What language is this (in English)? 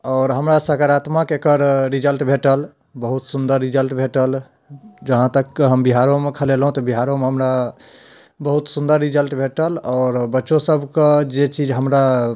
Maithili